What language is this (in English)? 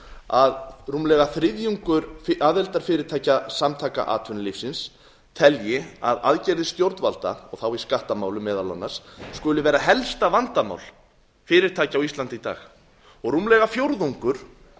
Icelandic